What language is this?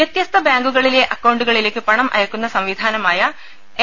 Malayalam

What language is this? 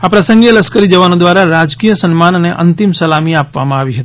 Gujarati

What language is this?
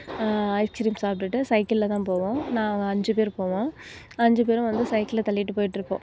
Tamil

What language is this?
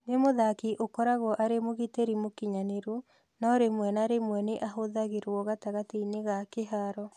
Kikuyu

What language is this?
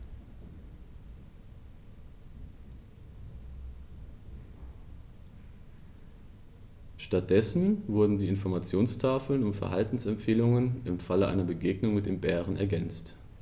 German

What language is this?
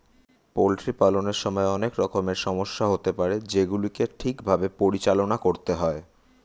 Bangla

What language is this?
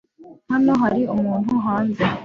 Kinyarwanda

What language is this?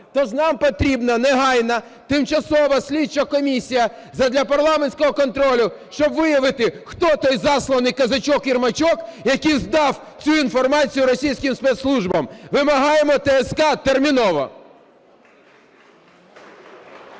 Ukrainian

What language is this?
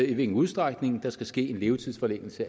Danish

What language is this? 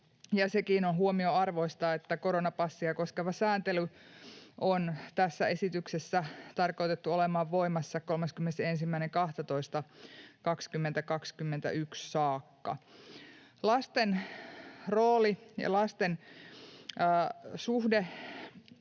Finnish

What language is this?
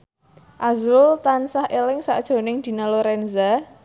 Javanese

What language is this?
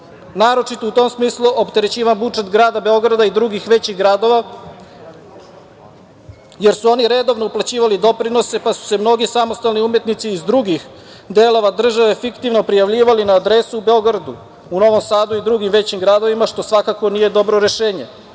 Serbian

